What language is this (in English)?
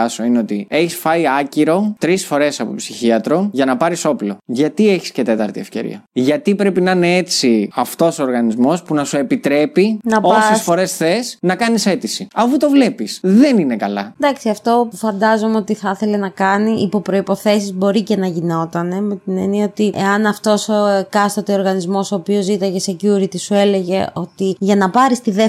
Greek